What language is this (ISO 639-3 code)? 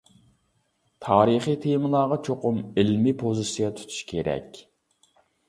uig